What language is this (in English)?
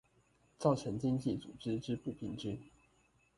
Chinese